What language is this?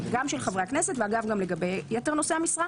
Hebrew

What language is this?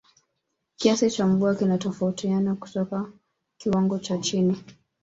Swahili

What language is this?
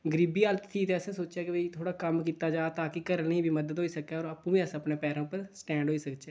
Dogri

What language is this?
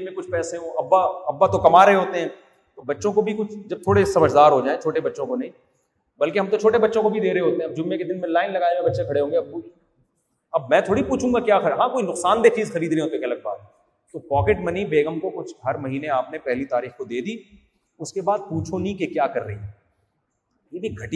Urdu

